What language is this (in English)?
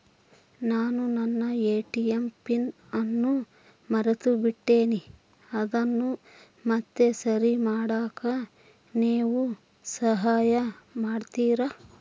Kannada